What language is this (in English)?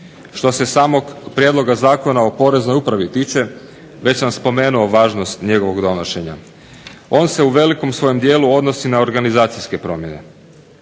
Croatian